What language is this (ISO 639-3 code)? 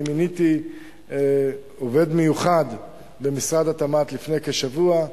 heb